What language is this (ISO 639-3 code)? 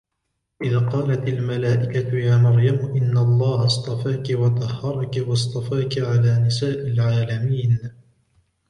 ara